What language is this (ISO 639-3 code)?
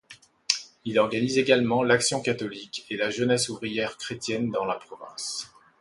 fra